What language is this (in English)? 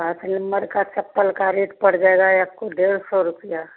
Hindi